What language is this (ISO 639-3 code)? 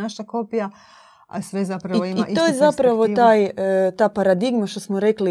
hrv